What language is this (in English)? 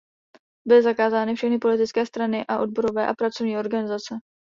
Czech